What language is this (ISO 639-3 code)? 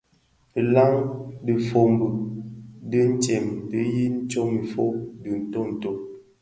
ksf